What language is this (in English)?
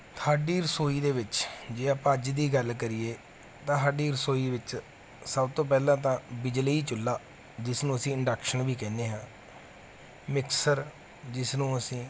Punjabi